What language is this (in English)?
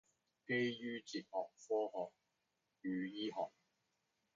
Chinese